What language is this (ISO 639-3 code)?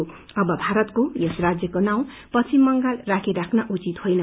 nep